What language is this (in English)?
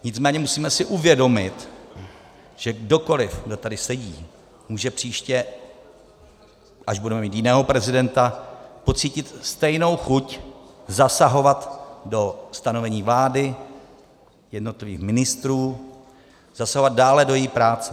Czech